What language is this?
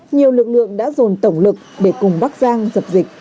Vietnamese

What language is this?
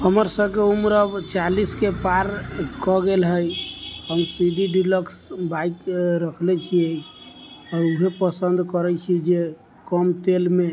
Maithili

